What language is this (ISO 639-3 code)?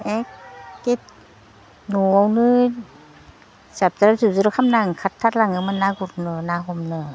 brx